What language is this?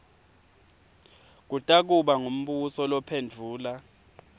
Swati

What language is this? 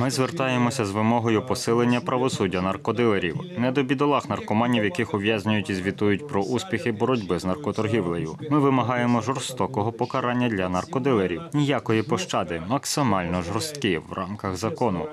Ukrainian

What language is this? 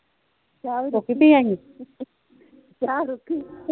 Punjabi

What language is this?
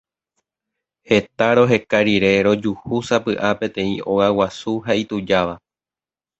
Guarani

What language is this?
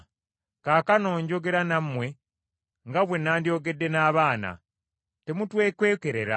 Ganda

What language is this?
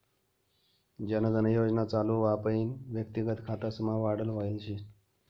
Marathi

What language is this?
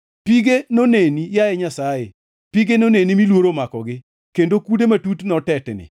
Luo (Kenya and Tanzania)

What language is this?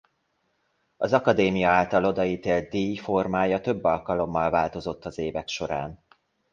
Hungarian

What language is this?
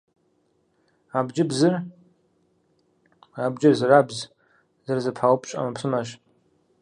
Kabardian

